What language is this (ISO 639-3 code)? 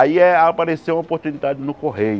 por